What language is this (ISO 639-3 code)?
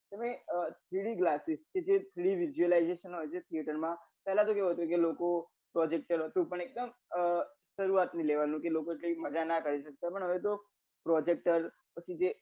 guj